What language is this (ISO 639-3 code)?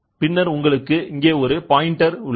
tam